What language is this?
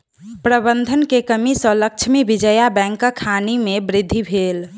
Maithili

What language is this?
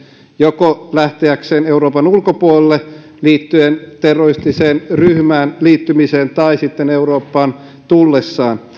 Finnish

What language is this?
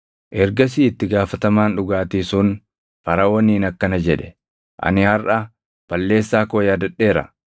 Oromo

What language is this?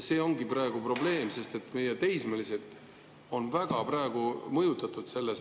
Estonian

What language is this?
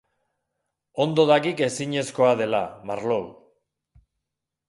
Basque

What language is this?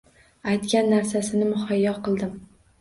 Uzbek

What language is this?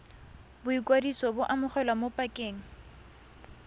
Tswana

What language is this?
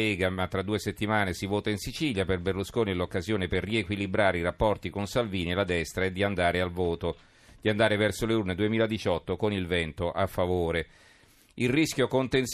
Italian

